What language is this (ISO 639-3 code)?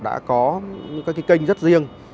vie